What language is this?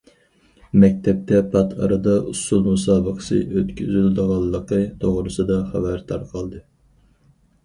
Uyghur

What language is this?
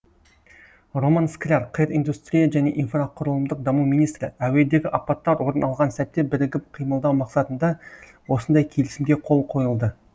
Kazakh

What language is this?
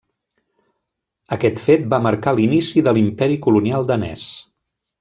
Catalan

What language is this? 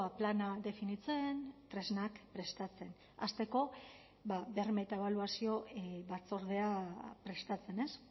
Basque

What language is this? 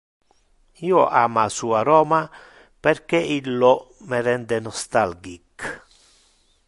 Interlingua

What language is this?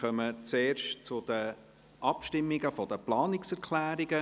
Swiss German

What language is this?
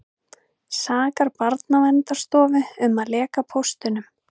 Icelandic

